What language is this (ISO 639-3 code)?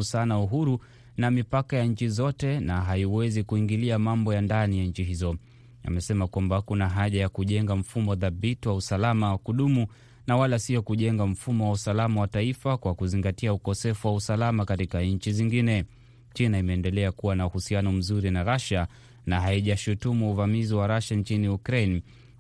swa